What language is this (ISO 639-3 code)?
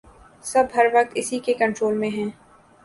urd